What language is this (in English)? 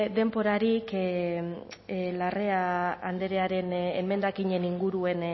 Basque